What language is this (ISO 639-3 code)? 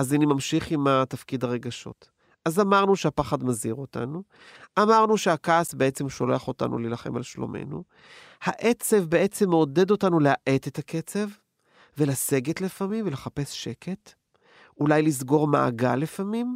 heb